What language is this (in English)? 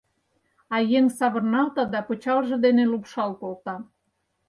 Mari